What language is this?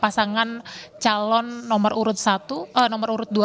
Indonesian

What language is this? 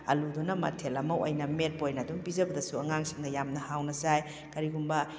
Manipuri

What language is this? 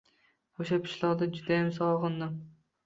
Uzbek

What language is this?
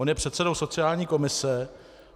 Czech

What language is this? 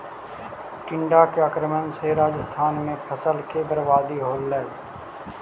Magahi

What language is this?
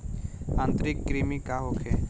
Bhojpuri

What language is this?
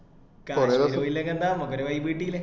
Malayalam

